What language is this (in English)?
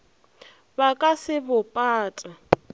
Northern Sotho